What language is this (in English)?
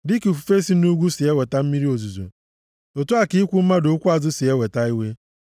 Igbo